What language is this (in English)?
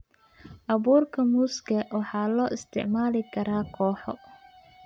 Somali